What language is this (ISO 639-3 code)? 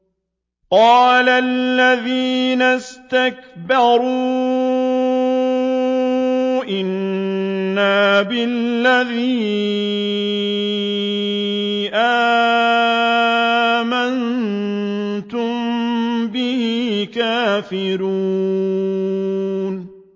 ara